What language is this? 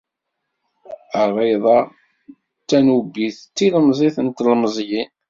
Kabyle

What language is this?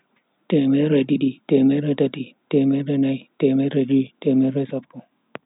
Bagirmi Fulfulde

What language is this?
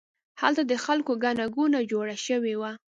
Pashto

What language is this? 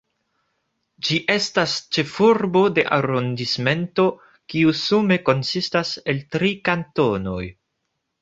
Esperanto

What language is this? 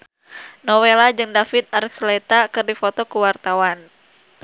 Sundanese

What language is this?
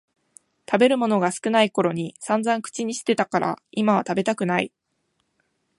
Japanese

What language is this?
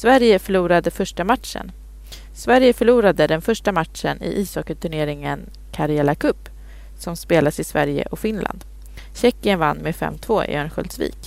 Swedish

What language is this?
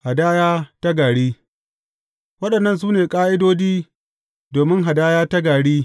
Hausa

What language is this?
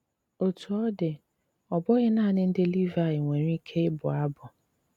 Igbo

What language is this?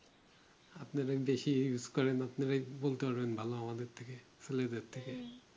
Bangla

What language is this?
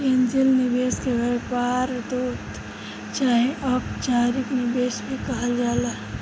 Bhojpuri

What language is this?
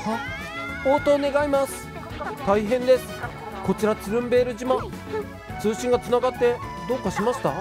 Japanese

